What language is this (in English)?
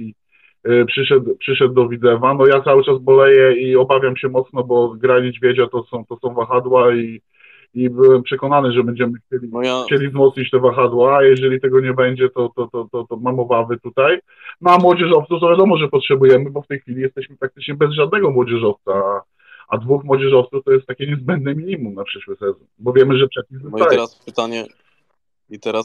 Polish